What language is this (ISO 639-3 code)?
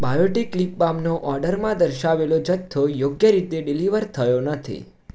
guj